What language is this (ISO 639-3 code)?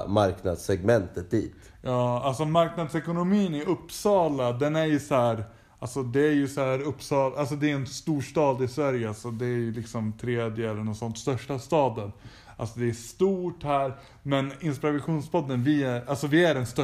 swe